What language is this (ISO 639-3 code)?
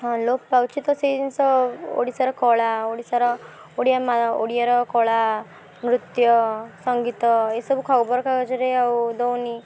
ori